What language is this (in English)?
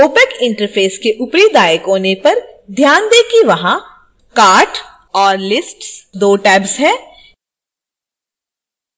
Hindi